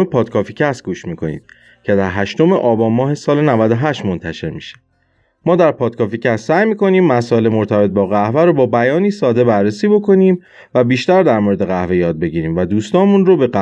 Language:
Persian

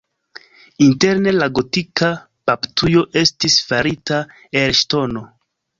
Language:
Esperanto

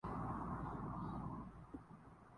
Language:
Urdu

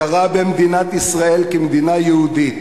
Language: Hebrew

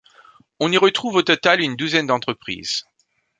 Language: French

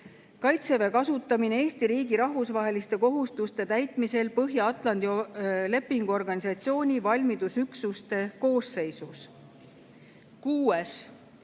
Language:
Estonian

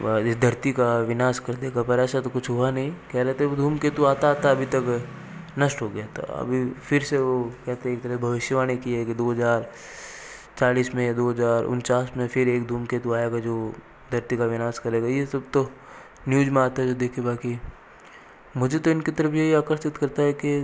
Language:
Hindi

